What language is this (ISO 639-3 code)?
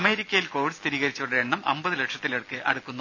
mal